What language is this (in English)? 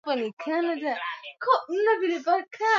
Swahili